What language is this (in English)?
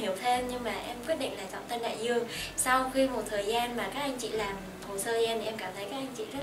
Vietnamese